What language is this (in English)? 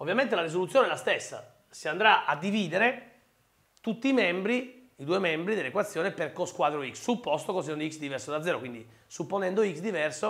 Italian